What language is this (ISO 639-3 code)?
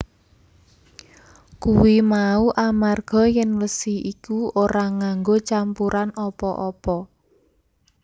jav